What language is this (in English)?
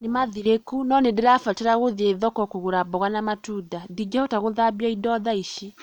Kikuyu